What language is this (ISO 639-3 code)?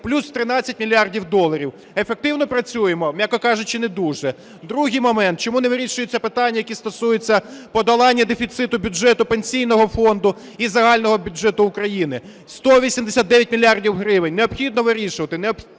ukr